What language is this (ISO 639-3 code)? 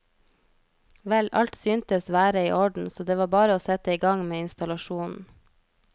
nor